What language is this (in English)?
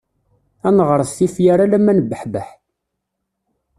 Kabyle